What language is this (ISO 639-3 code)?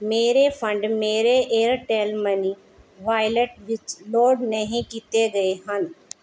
pan